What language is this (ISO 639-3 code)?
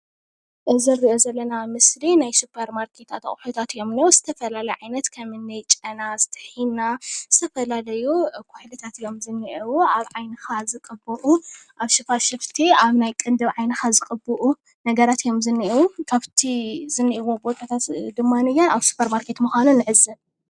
tir